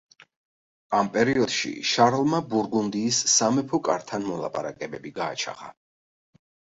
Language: Georgian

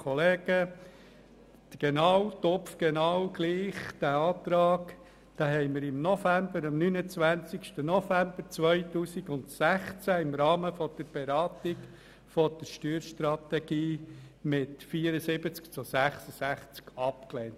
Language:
Swiss German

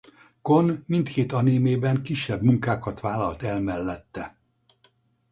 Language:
Hungarian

